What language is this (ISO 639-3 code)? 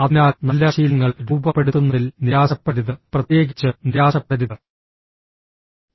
mal